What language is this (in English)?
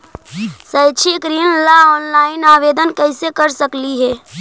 Magahi